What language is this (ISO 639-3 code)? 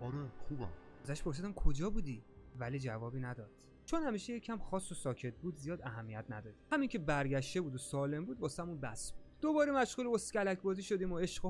fas